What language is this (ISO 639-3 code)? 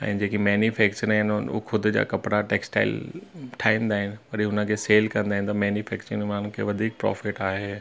snd